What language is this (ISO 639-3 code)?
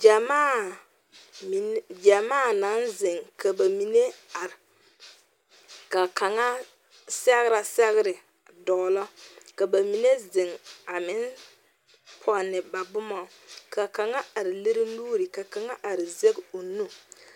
dga